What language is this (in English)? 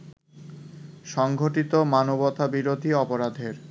Bangla